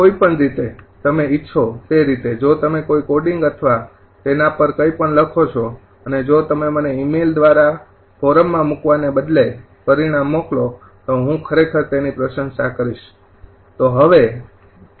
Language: Gujarati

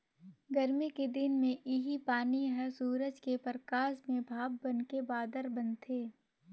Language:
Chhattisgarhi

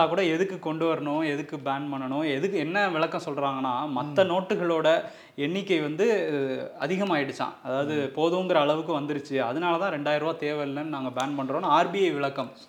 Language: Tamil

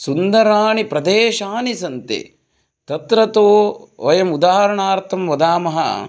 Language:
Sanskrit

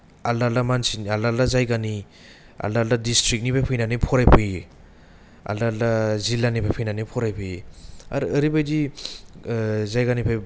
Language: Bodo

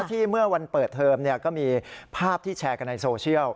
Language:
Thai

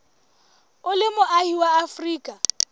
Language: Southern Sotho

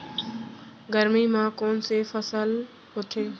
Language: Chhattisgarhi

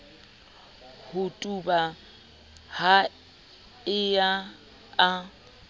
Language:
Southern Sotho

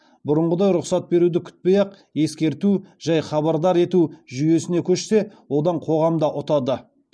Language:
Kazakh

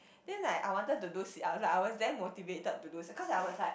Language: English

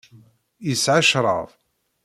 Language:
Kabyle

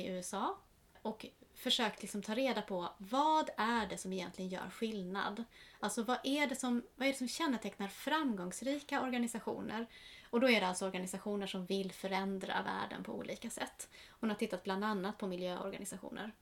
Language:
Swedish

